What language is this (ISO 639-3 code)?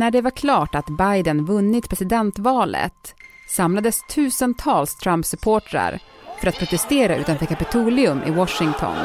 swe